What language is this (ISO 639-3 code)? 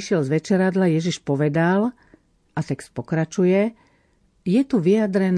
slk